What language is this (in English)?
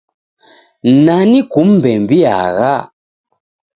Taita